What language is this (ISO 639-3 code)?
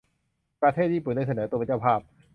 tha